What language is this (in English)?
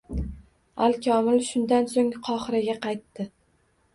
Uzbek